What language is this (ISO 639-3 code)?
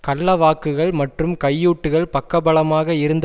tam